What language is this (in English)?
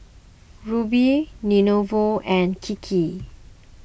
English